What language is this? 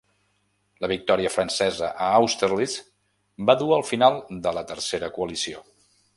Catalan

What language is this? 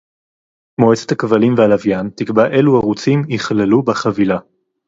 Hebrew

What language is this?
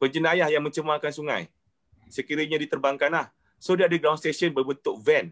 Malay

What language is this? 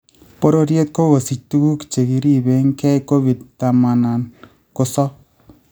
Kalenjin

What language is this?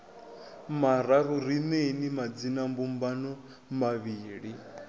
Venda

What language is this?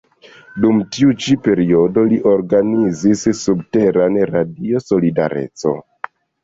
Esperanto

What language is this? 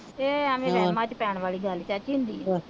Punjabi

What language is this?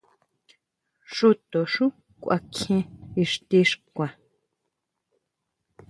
Huautla Mazatec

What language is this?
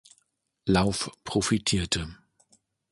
German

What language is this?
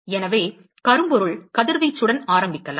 Tamil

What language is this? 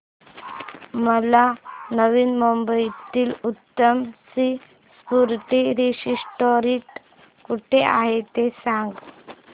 Marathi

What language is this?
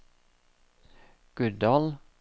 Norwegian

